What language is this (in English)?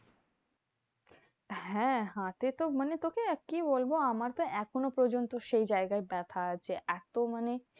Bangla